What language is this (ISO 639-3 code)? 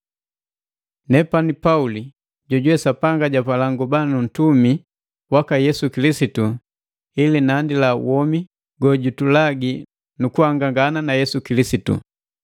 mgv